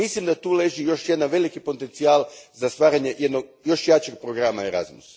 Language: Croatian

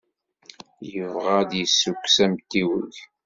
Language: Kabyle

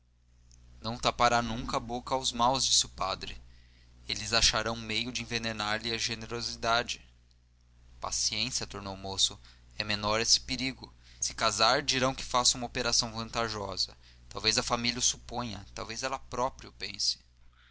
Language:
Portuguese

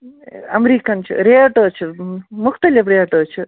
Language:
Kashmiri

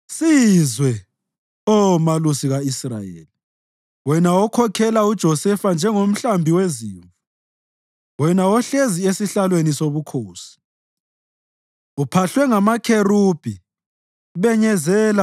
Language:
North Ndebele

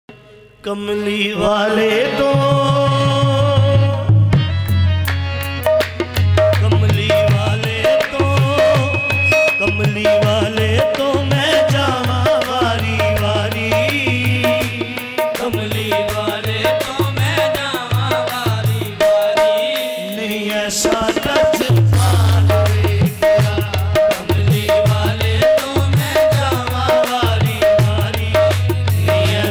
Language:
Arabic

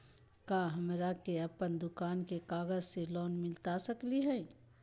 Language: Magahi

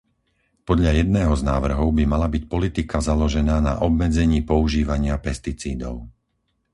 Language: Slovak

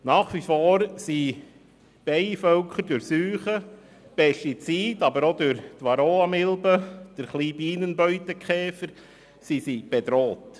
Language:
Swiss German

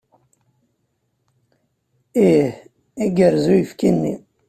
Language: Kabyle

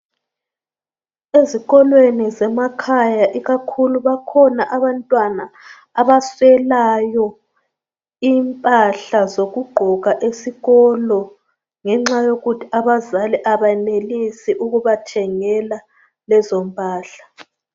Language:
North Ndebele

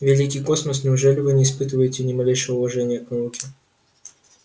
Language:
Russian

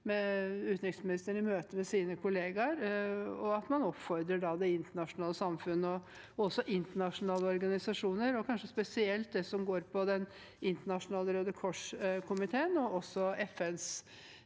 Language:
Norwegian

